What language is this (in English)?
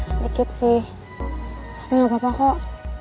Indonesian